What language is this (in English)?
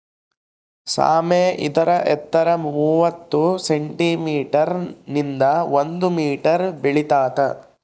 Kannada